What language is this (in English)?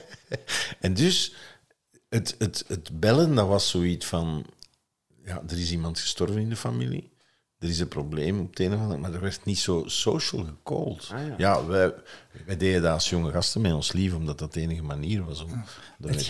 Dutch